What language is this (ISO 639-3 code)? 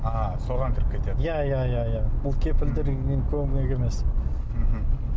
kaz